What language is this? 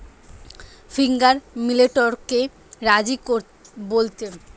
Bangla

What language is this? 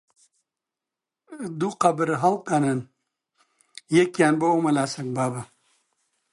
Central Kurdish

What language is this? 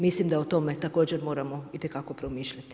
Croatian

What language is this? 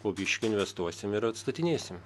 Lithuanian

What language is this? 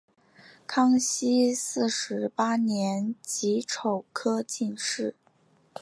Chinese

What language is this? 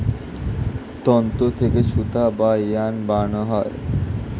Bangla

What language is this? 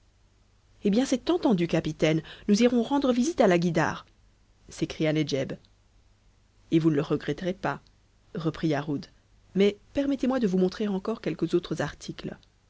French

